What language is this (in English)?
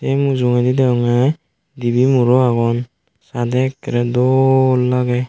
Chakma